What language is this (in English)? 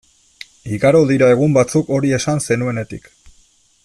Basque